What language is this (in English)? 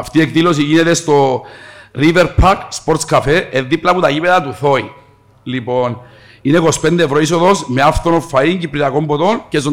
Greek